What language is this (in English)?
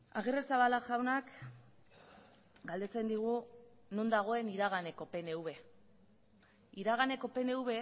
Basque